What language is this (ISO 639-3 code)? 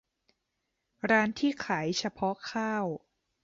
tha